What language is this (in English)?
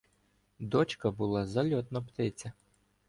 Ukrainian